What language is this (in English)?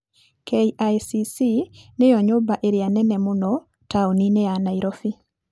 Kikuyu